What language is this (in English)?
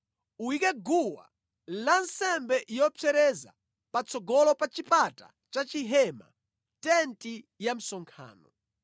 Nyanja